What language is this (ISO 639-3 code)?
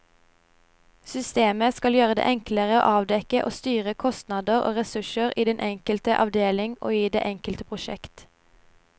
nor